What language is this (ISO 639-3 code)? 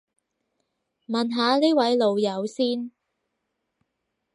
yue